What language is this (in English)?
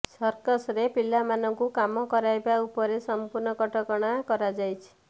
Odia